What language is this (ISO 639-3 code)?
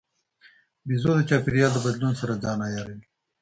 pus